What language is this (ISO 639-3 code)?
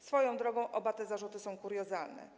pol